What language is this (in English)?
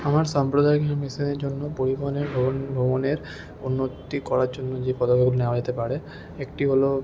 Bangla